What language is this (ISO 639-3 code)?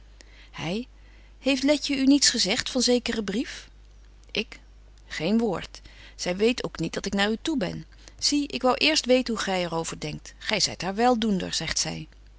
nld